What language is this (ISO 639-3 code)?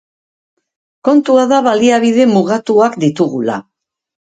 eus